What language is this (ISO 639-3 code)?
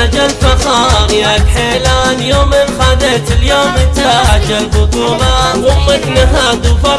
ara